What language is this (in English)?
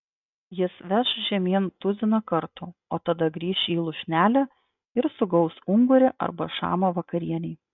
Lithuanian